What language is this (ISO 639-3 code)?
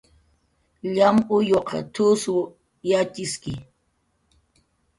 jqr